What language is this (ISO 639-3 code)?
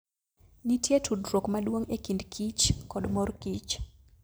luo